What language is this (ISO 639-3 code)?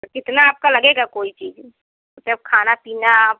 hin